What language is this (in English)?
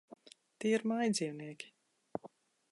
Latvian